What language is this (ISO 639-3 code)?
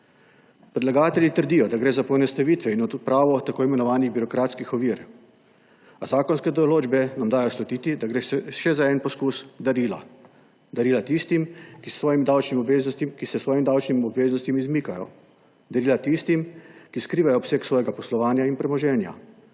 slv